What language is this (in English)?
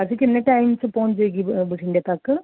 Punjabi